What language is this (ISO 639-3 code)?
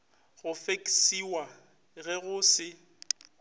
nso